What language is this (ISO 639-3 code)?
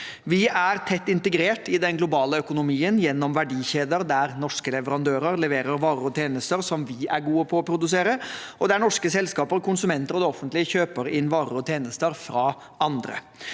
nor